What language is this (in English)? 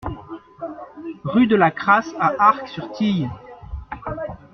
French